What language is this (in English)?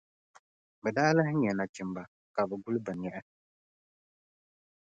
Dagbani